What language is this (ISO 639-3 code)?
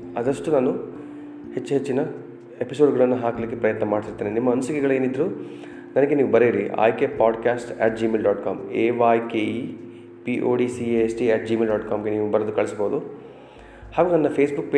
kan